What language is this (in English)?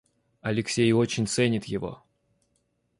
Russian